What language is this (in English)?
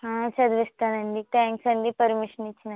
Telugu